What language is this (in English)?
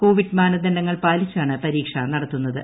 Malayalam